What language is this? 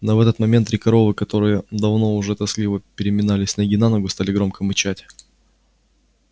Russian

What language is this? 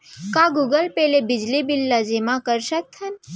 Chhattisgarhi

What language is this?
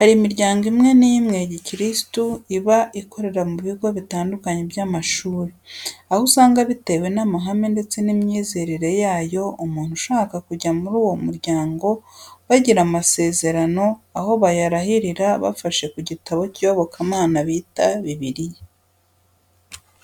Kinyarwanda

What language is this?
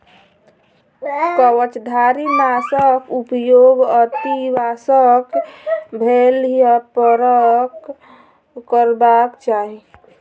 Maithili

